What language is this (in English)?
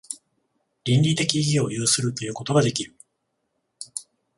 Japanese